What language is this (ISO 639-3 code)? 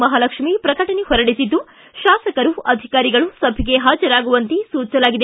kan